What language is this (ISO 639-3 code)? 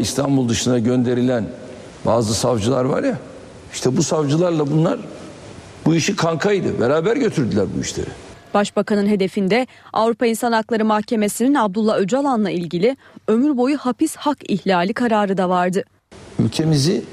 tur